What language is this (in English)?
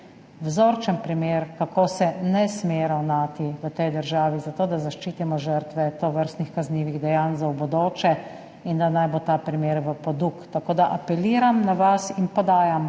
Slovenian